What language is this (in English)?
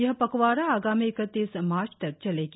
Hindi